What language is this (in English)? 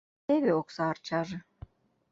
Mari